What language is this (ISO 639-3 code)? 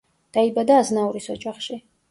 kat